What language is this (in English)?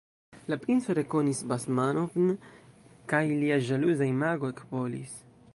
Esperanto